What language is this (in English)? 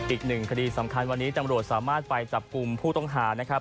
Thai